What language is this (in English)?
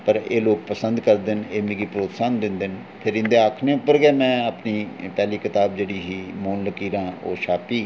Dogri